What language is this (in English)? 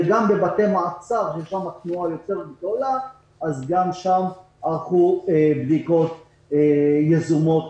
Hebrew